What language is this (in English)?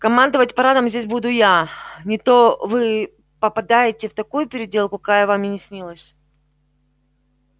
Russian